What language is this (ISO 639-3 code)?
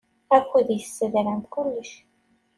kab